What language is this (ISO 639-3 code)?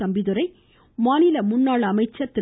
tam